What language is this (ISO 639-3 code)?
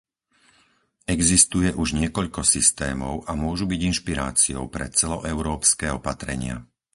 slk